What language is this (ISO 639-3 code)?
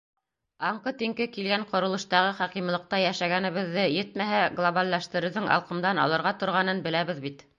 bak